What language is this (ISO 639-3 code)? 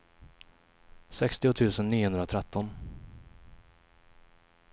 swe